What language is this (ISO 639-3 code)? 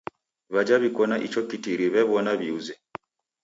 dav